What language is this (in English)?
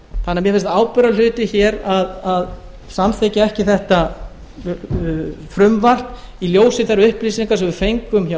Icelandic